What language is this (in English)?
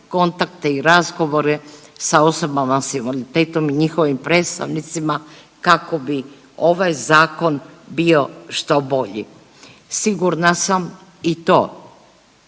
Croatian